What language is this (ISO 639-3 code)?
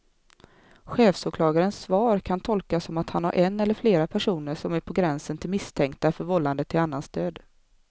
swe